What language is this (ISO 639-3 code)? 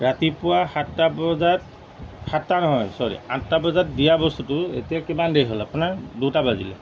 asm